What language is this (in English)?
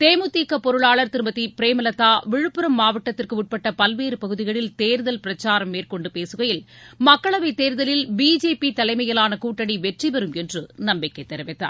Tamil